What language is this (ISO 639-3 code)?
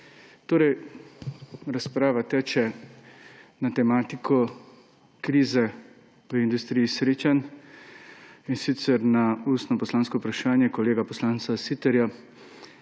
slv